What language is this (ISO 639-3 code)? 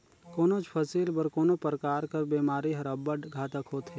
hne